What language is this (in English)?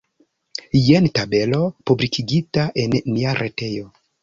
Esperanto